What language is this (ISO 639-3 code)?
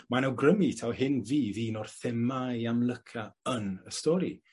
cym